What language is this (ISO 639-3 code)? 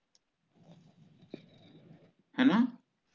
pan